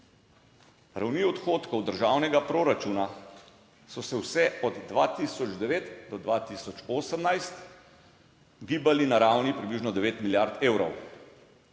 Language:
Slovenian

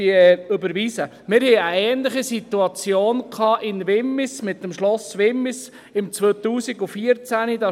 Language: Swiss German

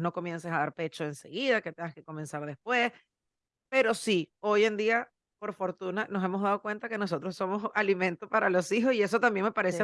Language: Spanish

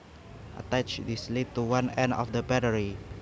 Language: Javanese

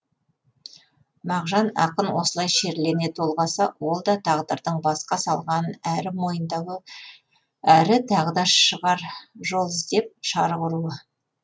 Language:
Kazakh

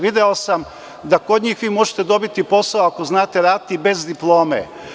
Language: Serbian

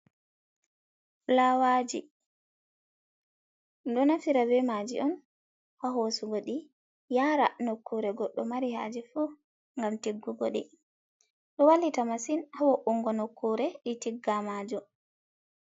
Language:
Fula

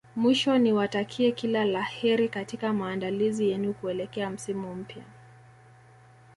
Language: Swahili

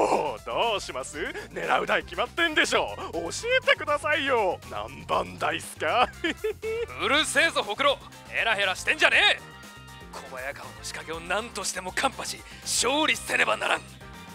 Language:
Japanese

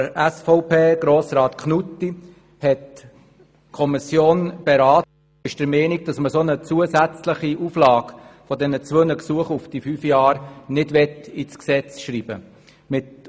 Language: Swiss German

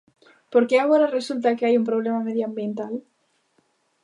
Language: Galician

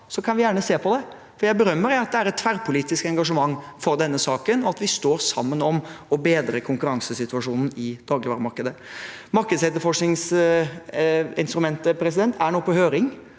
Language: Norwegian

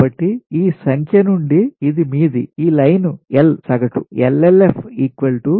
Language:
Telugu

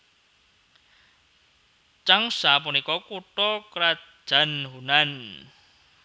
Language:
Javanese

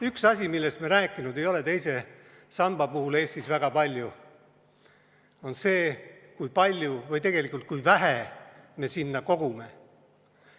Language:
Estonian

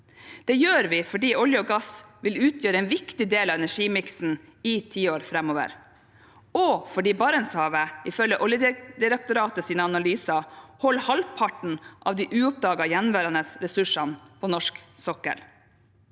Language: Norwegian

